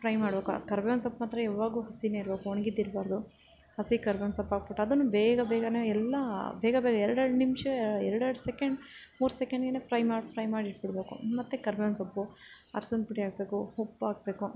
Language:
Kannada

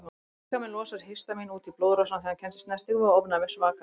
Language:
Icelandic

